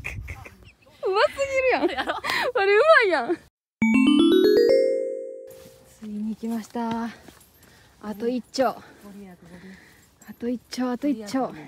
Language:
Japanese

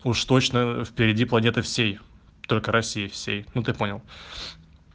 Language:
Russian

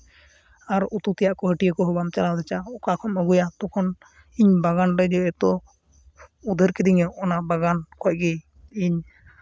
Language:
Santali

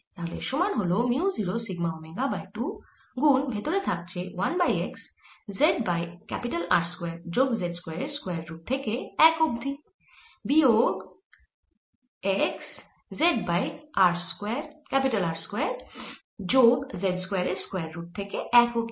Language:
Bangla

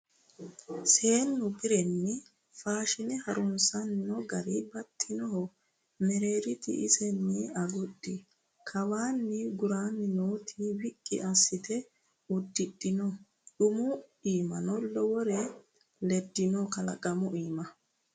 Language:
Sidamo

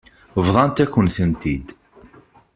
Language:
Kabyle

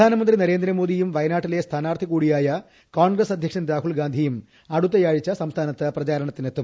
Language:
Malayalam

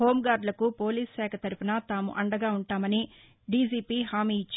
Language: Telugu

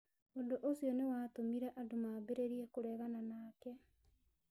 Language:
Kikuyu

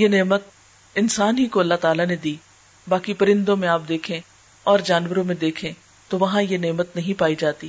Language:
Urdu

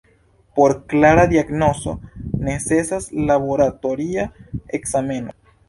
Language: Esperanto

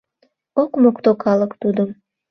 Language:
Mari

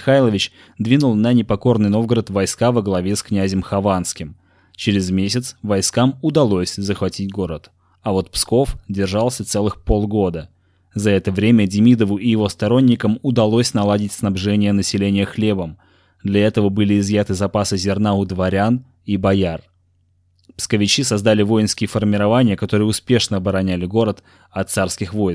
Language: Russian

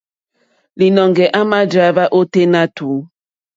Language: Mokpwe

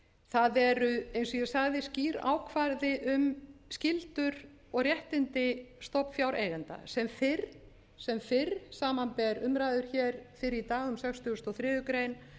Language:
Icelandic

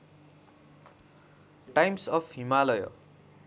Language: Nepali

